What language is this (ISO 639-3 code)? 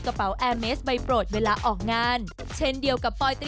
tha